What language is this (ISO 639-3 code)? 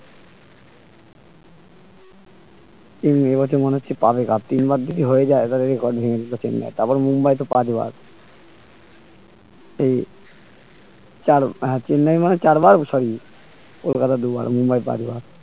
ben